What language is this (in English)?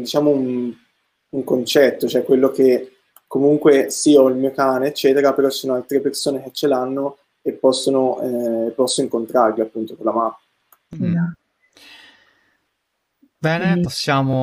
Italian